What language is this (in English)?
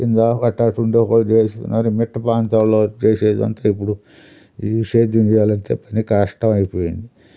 Telugu